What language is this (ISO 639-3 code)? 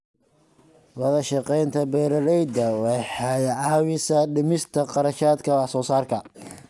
som